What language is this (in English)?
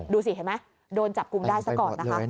Thai